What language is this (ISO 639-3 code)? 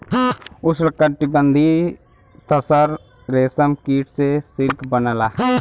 bho